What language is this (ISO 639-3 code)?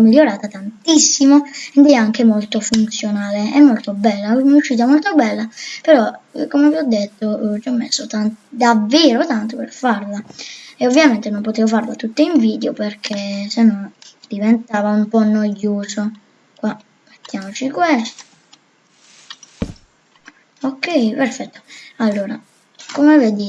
ita